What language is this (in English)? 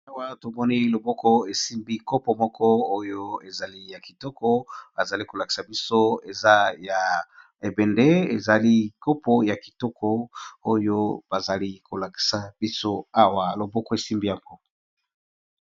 Lingala